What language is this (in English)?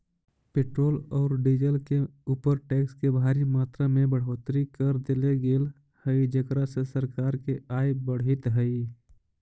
Magahi